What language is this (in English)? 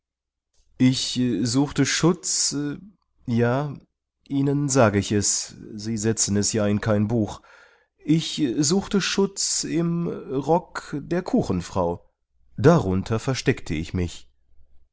German